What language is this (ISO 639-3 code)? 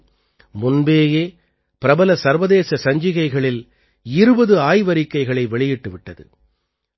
tam